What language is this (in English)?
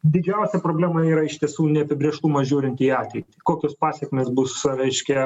Lithuanian